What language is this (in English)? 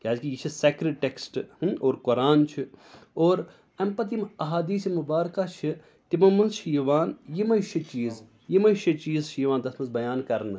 Kashmiri